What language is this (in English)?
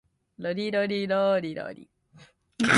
Japanese